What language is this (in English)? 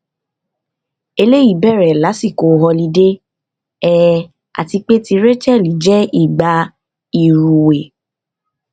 Yoruba